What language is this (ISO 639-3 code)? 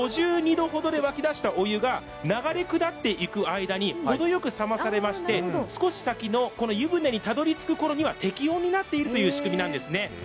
jpn